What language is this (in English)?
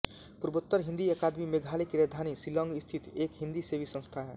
Hindi